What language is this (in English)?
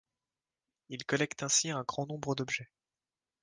French